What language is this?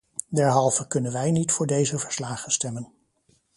Dutch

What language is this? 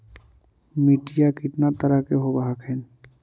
Magahi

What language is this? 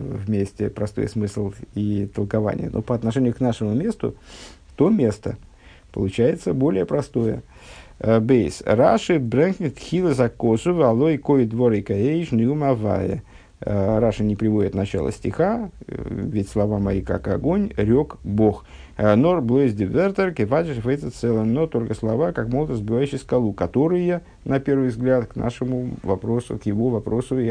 Russian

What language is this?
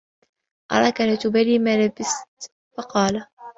Arabic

